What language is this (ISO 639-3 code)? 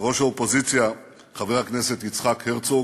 heb